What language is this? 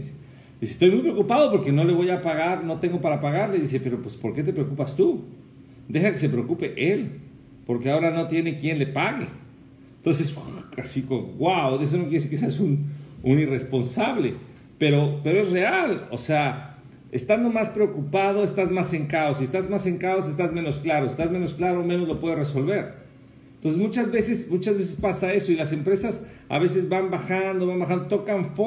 Spanish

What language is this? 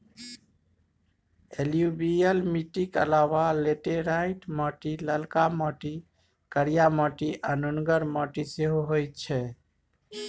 Maithili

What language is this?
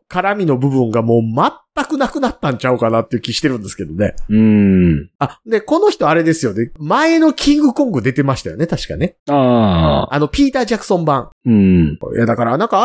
Japanese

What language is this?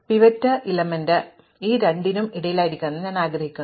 Malayalam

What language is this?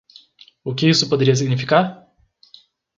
Portuguese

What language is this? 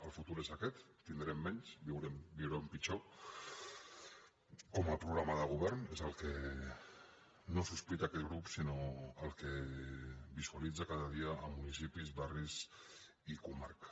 Catalan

